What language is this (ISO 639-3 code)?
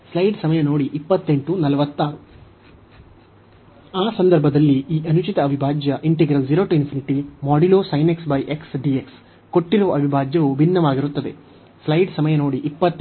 kan